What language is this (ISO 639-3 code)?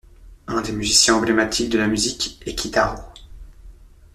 fra